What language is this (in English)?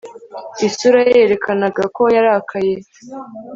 Kinyarwanda